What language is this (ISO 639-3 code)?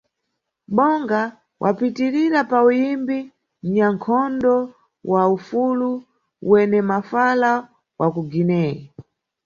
nyu